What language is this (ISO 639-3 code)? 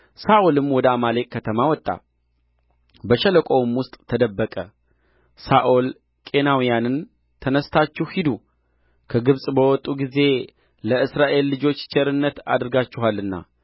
amh